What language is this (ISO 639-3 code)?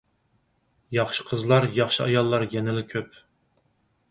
uig